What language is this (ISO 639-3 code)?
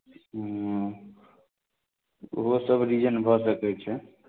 mai